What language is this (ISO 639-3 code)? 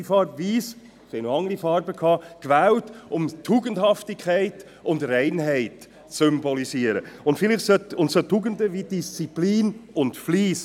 gsw